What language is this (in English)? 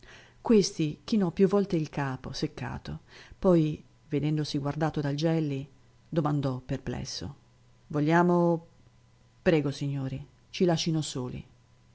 Italian